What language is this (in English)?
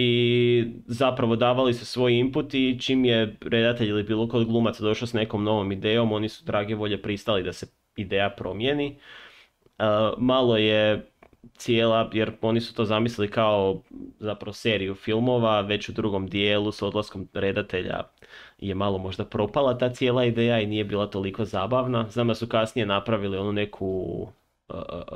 Croatian